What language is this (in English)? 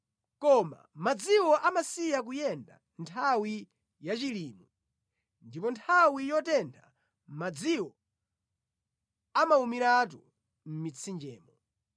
Nyanja